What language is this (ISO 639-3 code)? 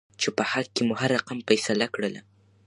pus